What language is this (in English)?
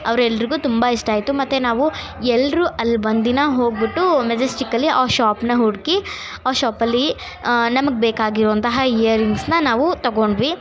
Kannada